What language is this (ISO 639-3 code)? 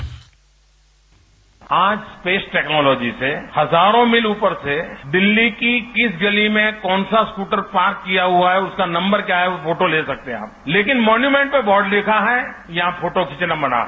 hin